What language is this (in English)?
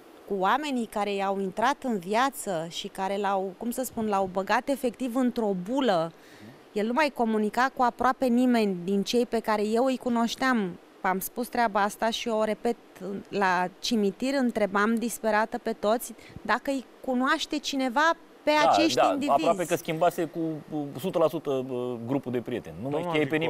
Romanian